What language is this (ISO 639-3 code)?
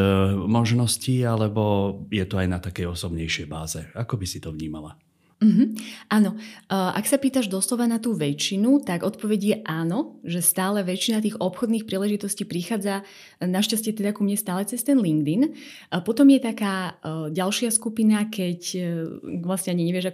slk